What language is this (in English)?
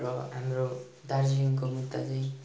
Nepali